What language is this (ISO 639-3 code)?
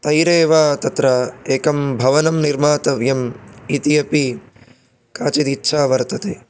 san